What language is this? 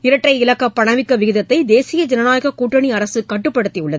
Tamil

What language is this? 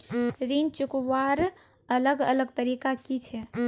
Magahi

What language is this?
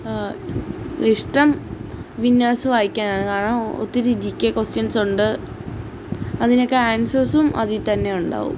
Malayalam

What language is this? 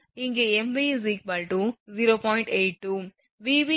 Tamil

